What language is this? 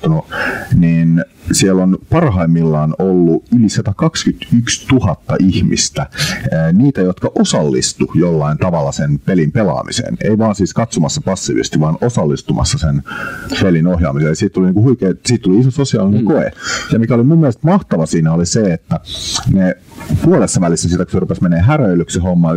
Finnish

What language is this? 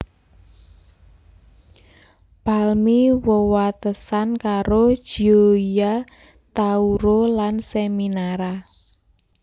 Javanese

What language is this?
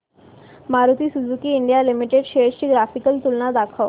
Marathi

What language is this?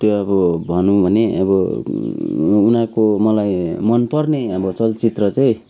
Nepali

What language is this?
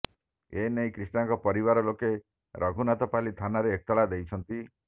Odia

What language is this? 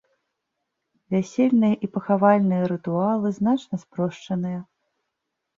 Belarusian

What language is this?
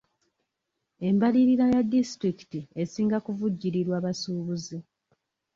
Ganda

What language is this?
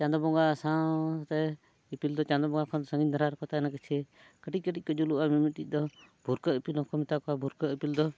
Santali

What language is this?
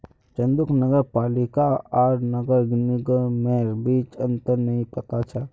Magahi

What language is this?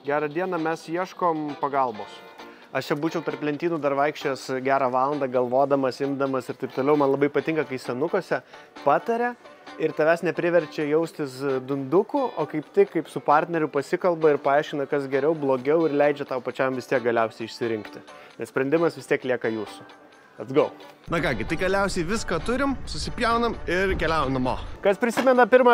Lithuanian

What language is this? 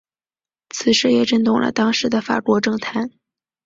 Chinese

